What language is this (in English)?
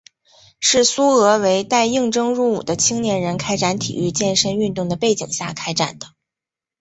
Chinese